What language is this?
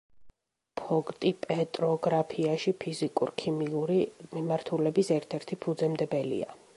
Georgian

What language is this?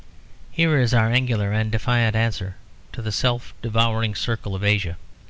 English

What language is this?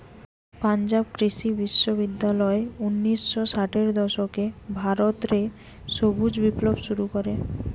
Bangla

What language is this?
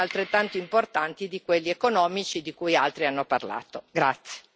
Italian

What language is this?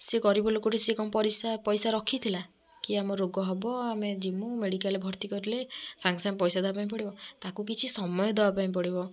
Odia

